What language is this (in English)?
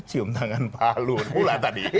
Indonesian